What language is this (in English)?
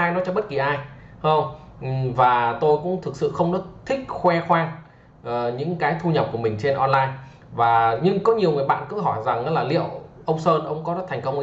Vietnamese